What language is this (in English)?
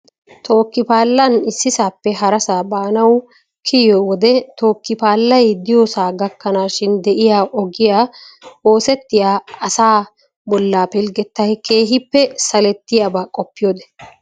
Wolaytta